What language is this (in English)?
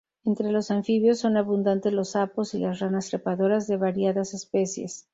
Spanish